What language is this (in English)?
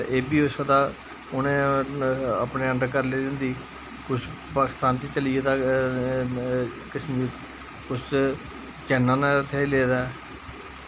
Dogri